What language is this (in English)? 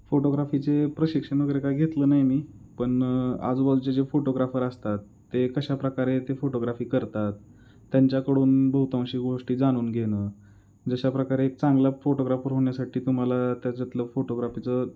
Marathi